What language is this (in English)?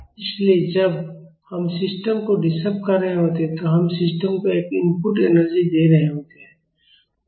Hindi